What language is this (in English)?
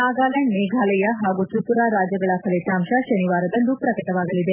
Kannada